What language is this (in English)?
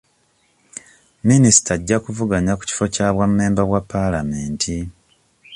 Ganda